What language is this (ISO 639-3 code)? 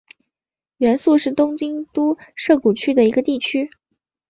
zho